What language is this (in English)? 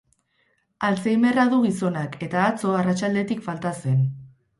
Basque